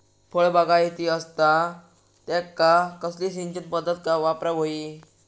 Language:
Marathi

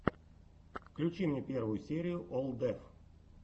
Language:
Russian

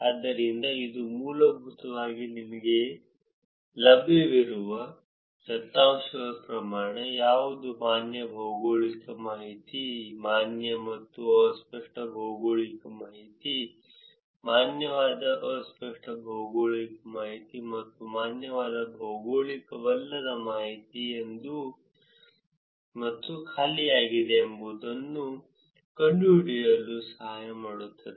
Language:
Kannada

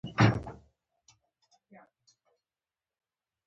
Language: Pashto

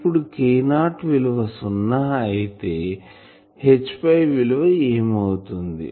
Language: Telugu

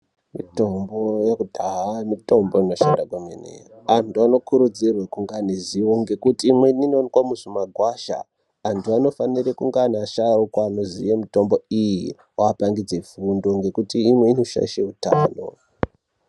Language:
Ndau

